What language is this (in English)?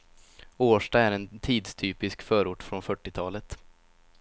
Swedish